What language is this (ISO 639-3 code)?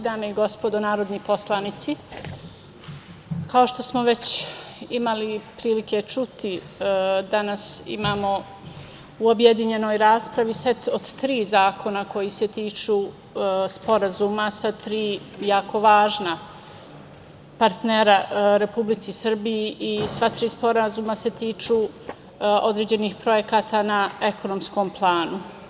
srp